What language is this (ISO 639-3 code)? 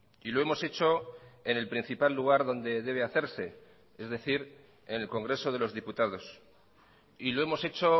spa